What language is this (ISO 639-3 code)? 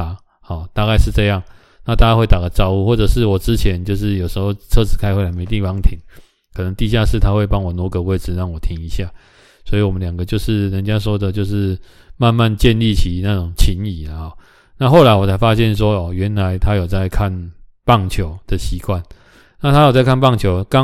zho